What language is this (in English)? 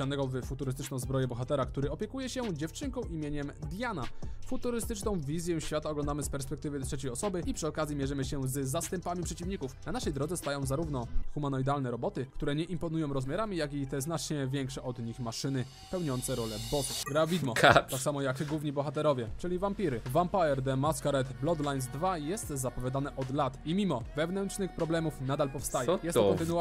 Polish